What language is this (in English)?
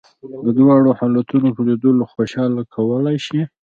Pashto